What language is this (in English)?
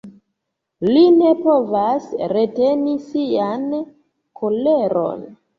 Esperanto